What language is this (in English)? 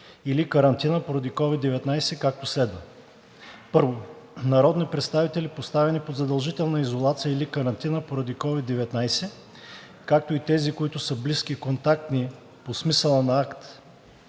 Bulgarian